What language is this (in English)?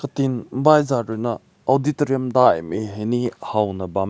Rongmei Naga